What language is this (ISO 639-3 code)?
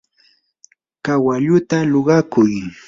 qur